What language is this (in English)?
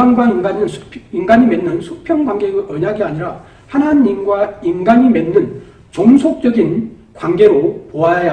Korean